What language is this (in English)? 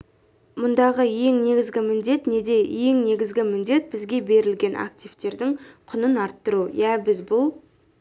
Kazakh